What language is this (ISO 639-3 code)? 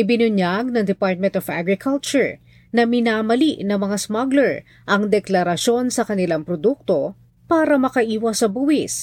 fil